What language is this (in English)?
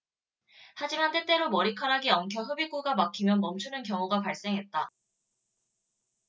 Korean